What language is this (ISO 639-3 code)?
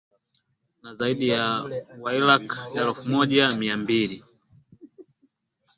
swa